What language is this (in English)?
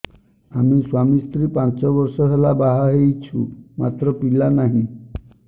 Odia